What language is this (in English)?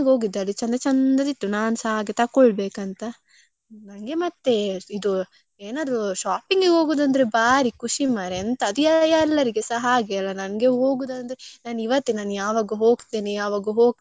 Kannada